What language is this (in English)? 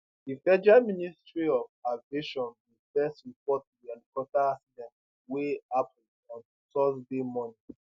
Nigerian Pidgin